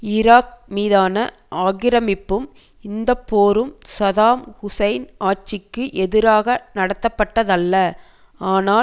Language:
Tamil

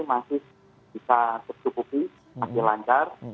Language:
Indonesian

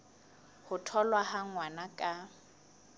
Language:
Southern Sotho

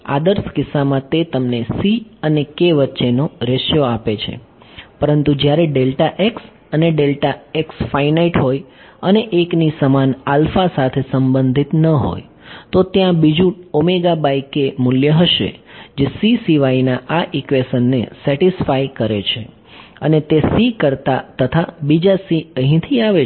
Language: Gujarati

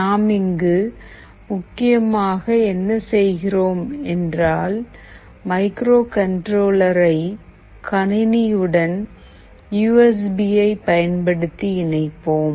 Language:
Tamil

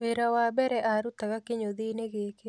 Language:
Kikuyu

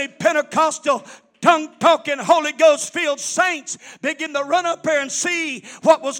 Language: English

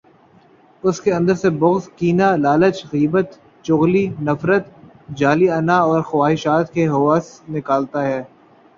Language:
Urdu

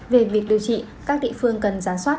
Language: Vietnamese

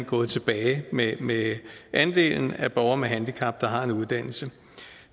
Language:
Danish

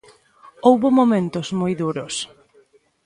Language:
Galician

